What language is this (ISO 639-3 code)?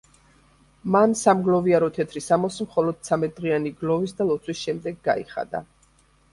kat